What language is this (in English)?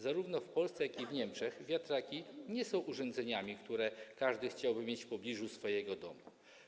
Polish